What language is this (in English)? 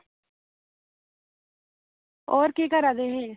Dogri